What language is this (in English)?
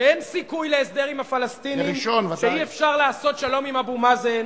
Hebrew